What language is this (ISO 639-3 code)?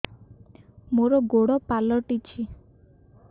ori